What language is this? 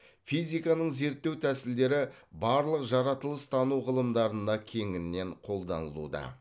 Kazakh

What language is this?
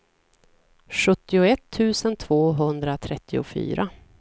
Swedish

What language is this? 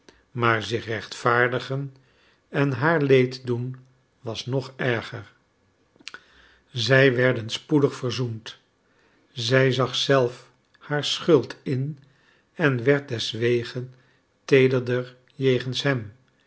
Dutch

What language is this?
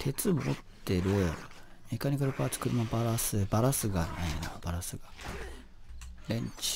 Japanese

